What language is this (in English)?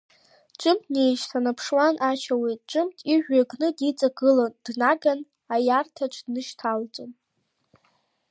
Abkhazian